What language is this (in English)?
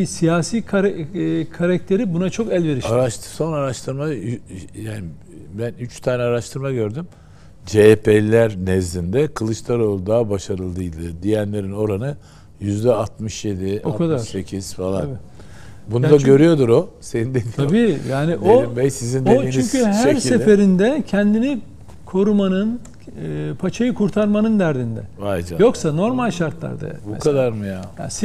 Turkish